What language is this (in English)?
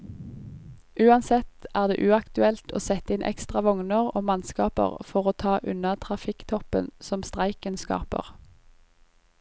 Norwegian